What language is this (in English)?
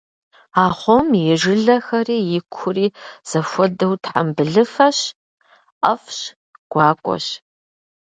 Kabardian